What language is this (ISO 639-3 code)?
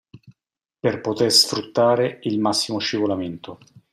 ita